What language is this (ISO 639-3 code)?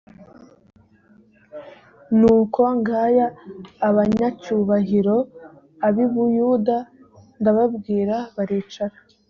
kin